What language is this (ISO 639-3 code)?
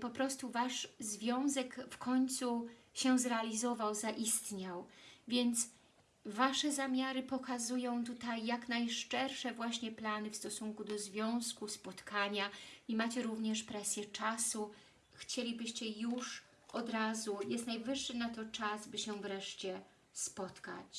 pol